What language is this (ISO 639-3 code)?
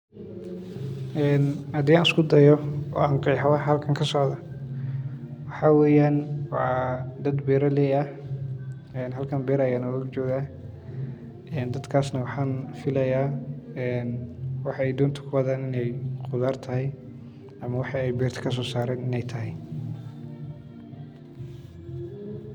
som